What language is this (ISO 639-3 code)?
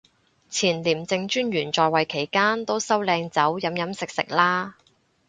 yue